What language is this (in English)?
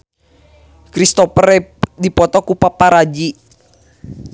Sundanese